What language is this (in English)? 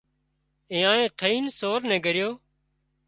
Wadiyara Koli